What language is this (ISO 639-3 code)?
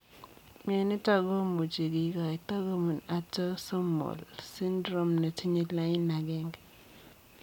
kln